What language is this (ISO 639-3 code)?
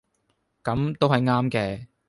yue